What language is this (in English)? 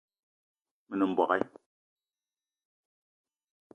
Eton (Cameroon)